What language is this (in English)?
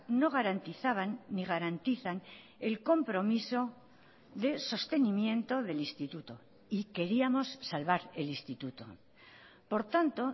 Spanish